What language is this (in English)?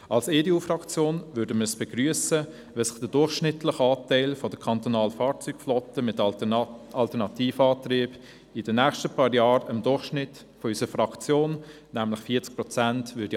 Swiss German